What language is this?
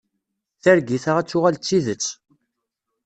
Kabyle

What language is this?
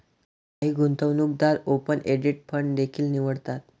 Marathi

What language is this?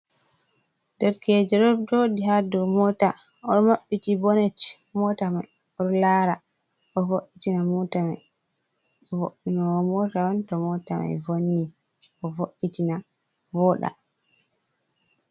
Fula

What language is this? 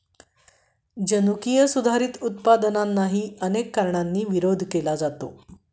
Marathi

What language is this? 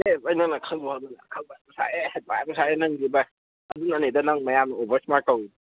Manipuri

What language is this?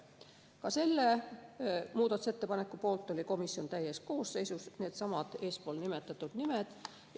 Estonian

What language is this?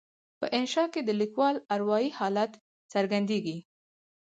Pashto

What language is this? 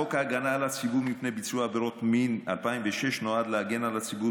Hebrew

